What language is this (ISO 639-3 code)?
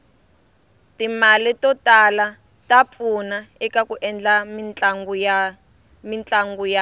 tso